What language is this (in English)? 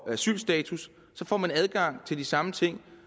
Danish